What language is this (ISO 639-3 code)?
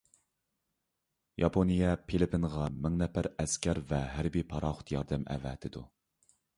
uig